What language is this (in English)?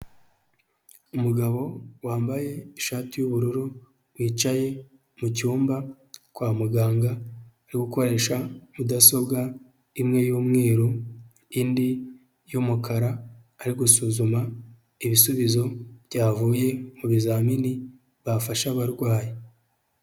Kinyarwanda